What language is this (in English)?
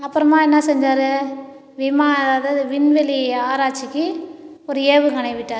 Tamil